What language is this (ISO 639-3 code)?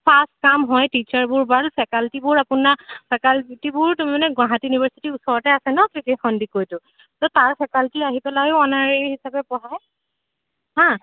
asm